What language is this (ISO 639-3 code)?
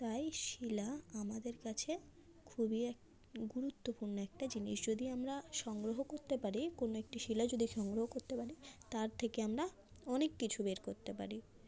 ben